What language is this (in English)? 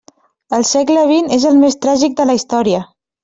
Catalan